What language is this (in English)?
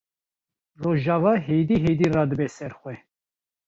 Kurdish